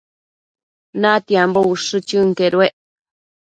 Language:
Matsés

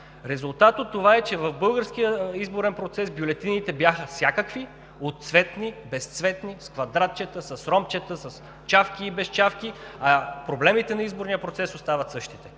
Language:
Bulgarian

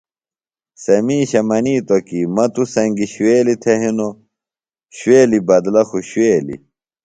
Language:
Phalura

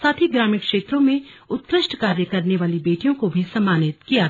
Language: Hindi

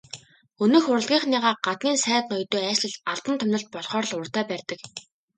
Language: Mongolian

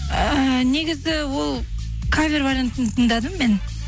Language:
Kazakh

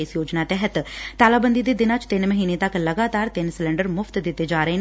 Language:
Punjabi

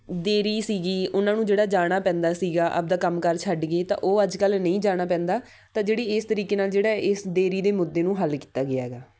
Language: Punjabi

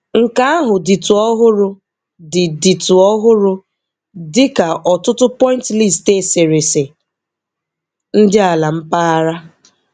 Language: Igbo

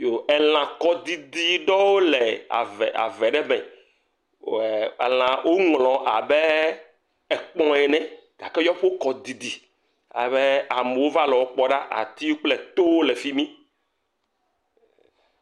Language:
Ewe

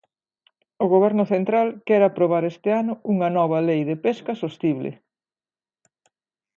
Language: Galician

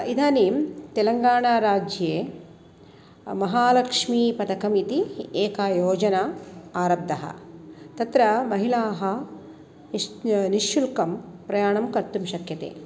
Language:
Sanskrit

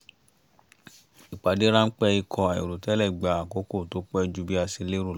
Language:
Yoruba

